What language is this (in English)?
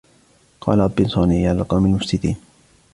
Arabic